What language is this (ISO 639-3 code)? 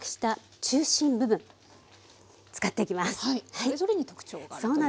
jpn